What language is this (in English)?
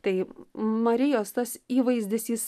Lithuanian